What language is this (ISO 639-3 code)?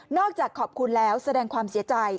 tha